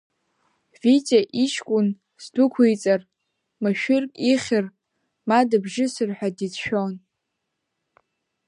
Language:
Abkhazian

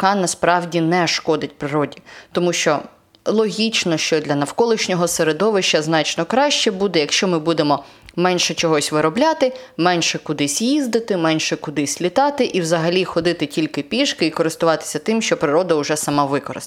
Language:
Ukrainian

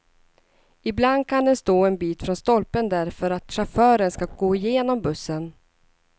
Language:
Swedish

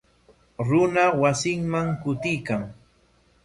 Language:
Corongo Ancash Quechua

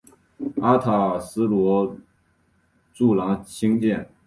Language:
Chinese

